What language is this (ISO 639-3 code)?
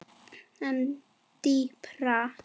isl